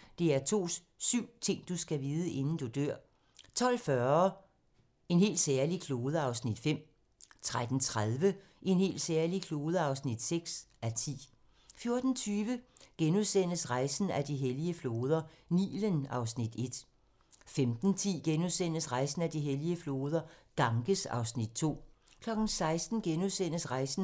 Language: Danish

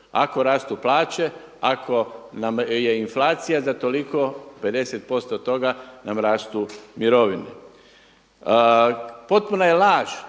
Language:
Croatian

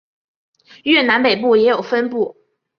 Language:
Chinese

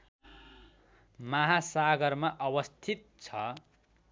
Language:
Nepali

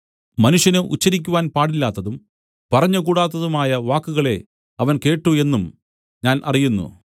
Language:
Malayalam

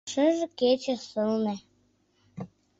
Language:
Mari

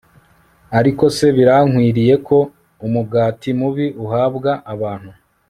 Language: Kinyarwanda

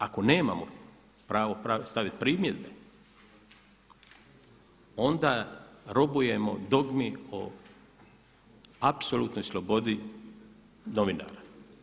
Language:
Croatian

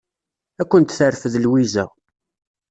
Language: Kabyle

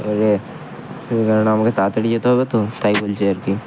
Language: Bangla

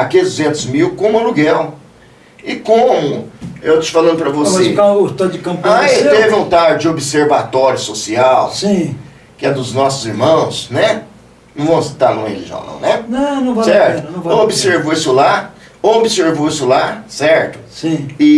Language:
Portuguese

